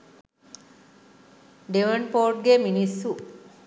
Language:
Sinhala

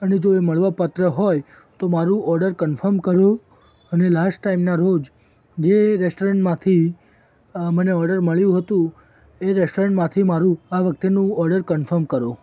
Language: Gujarati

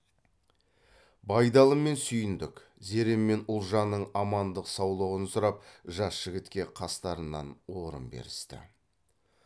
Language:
Kazakh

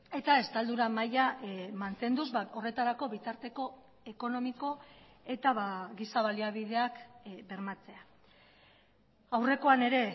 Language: Basque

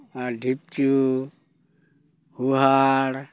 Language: Santali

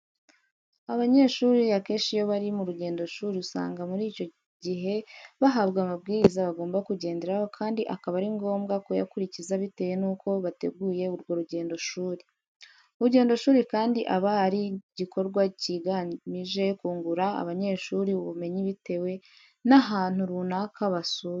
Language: Kinyarwanda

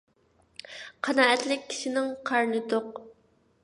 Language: Uyghur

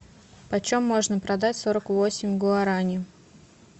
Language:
Russian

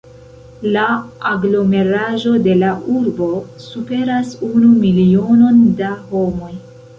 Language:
Esperanto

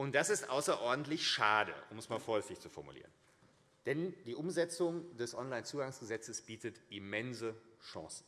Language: German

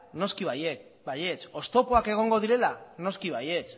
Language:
Basque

